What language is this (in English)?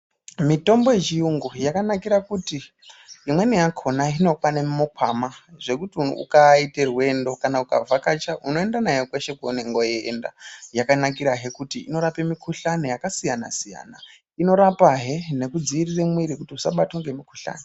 Ndau